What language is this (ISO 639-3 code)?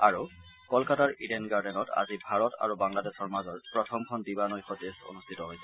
asm